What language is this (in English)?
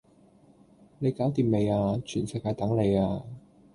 Cantonese